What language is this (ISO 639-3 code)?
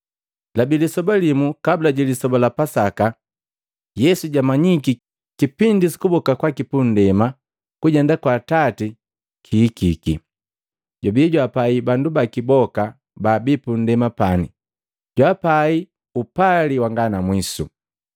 mgv